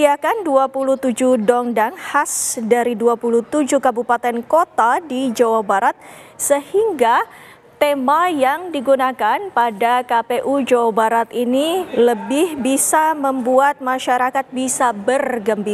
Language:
Indonesian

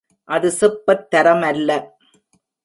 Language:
Tamil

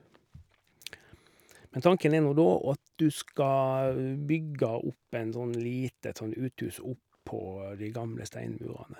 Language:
Norwegian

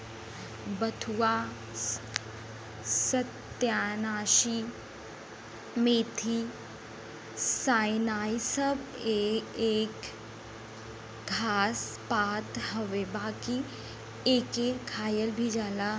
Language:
Bhojpuri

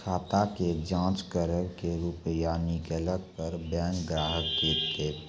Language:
Maithili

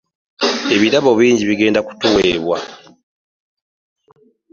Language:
Ganda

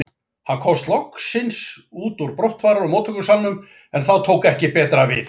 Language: Icelandic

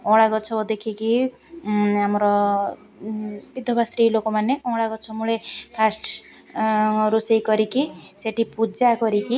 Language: Odia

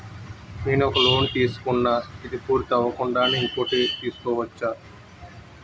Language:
Telugu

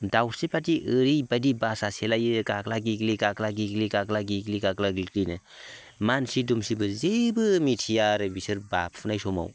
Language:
Bodo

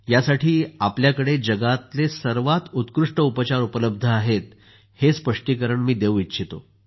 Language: Marathi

